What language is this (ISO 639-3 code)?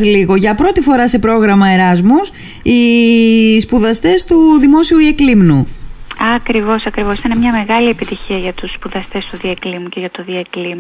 ell